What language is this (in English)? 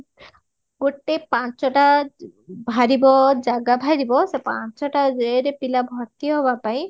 Odia